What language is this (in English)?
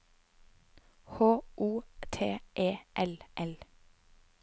Norwegian